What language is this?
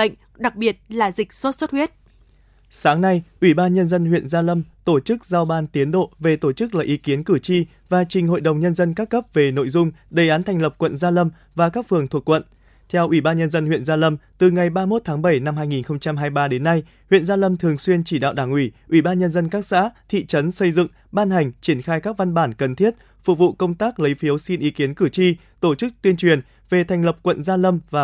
Vietnamese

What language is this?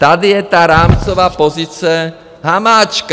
Czech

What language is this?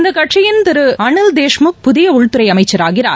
Tamil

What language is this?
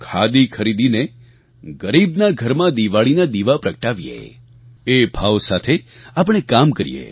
Gujarati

